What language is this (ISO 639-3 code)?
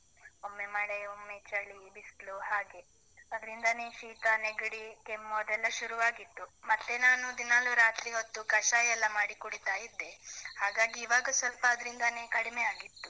kan